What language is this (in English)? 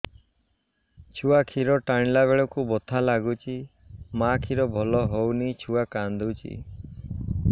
Odia